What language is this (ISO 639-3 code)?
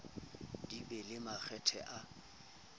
sot